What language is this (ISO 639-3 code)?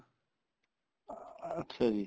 pan